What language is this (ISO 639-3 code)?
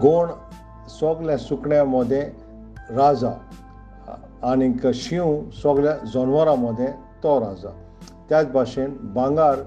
ron